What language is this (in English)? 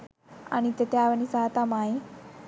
Sinhala